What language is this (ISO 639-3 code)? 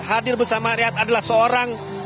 ind